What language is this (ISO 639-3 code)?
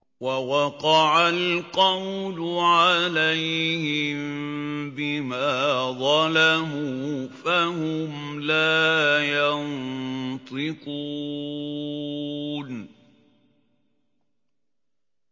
ara